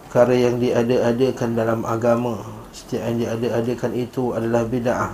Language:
Malay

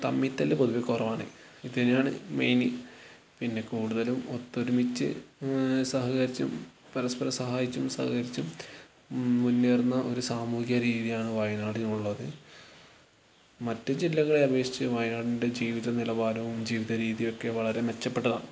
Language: Malayalam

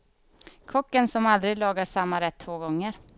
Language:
Swedish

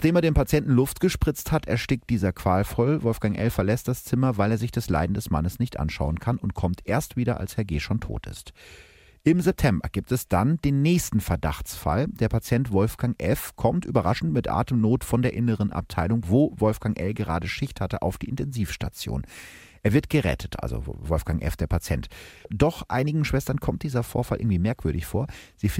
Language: German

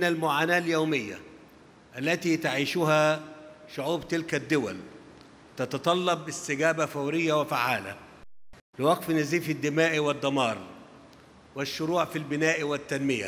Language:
Arabic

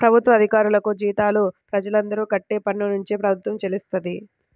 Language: Telugu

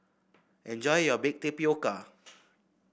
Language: English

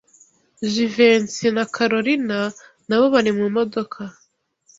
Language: Kinyarwanda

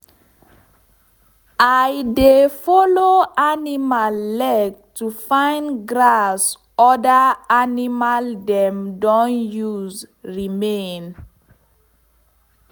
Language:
Nigerian Pidgin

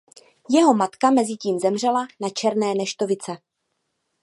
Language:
Czech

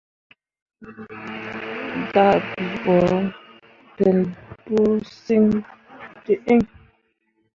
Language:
Mundang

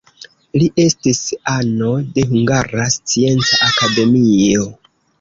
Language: Esperanto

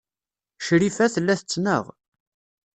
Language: Kabyle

